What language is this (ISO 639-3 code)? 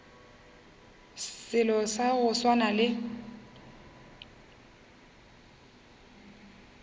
nso